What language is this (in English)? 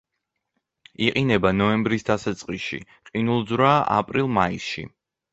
Georgian